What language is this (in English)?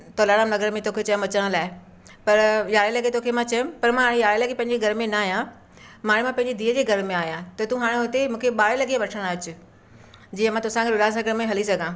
Sindhi